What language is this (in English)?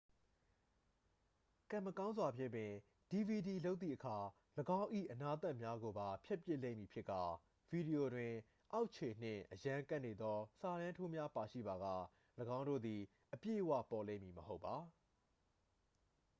Burmese